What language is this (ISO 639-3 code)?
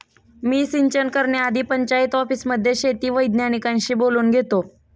mar